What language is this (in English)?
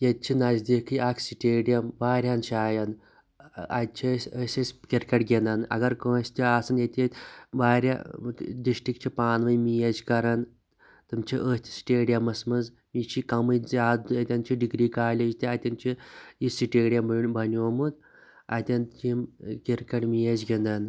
Kashmiri